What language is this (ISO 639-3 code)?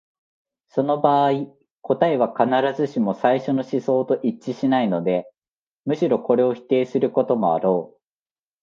jpn